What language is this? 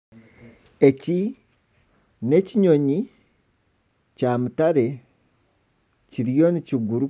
Nyankole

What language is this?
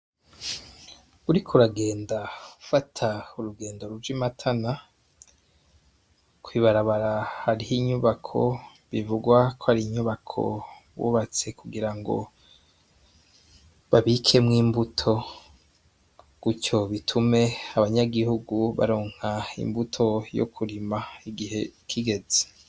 Rundi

